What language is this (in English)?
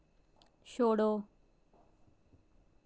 Dogri